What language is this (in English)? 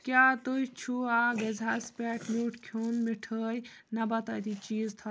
Kashmiri